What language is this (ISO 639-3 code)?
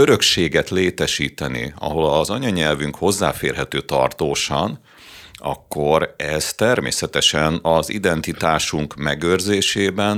hun